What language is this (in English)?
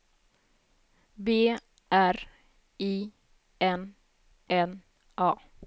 Swedish